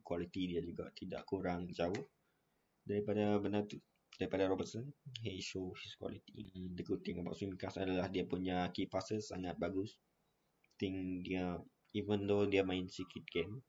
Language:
Malay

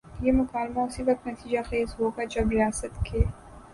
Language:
Urdu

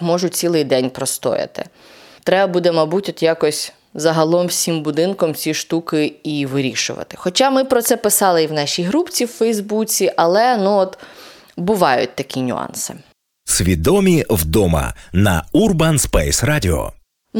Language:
Ukrainian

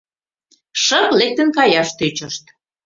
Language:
Mari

